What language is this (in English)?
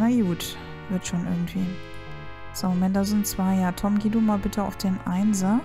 German